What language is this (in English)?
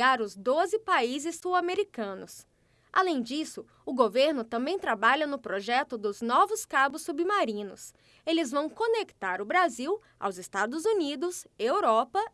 Portuguese